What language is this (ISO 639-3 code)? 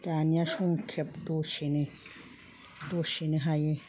brx